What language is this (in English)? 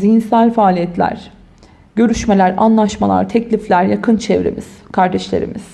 Turkish